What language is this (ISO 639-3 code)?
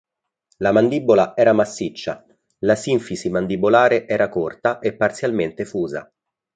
ita